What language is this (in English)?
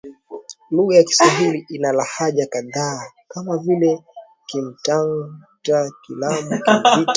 Swahili